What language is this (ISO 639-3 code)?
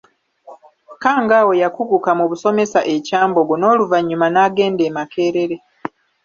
lug